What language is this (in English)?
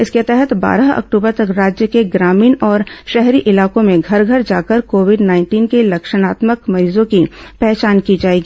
Hindi